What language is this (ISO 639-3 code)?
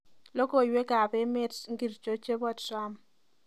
kln